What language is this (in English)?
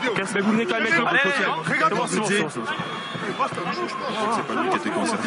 French